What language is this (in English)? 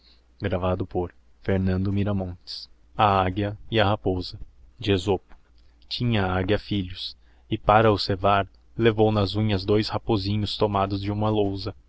Portuguese